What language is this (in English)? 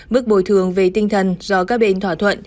Vietnamese